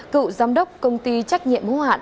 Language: Vietnamese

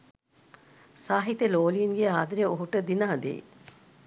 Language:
Sinhala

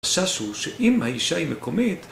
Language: Hebrew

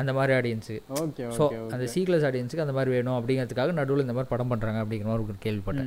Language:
Tamil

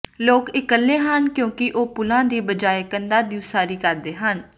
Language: Punjabi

